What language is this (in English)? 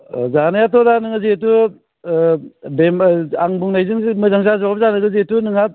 Bodo